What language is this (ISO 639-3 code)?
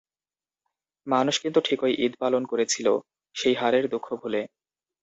ben